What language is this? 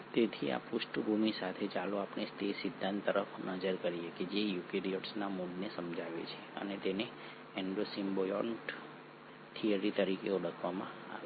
Gujarati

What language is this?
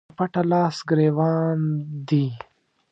Pashto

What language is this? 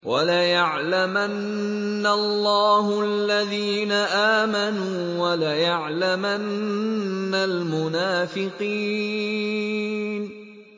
Arabic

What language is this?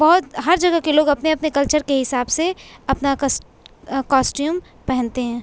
Urdu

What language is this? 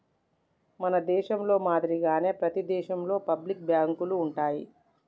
Telugu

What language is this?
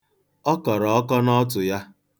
Igbo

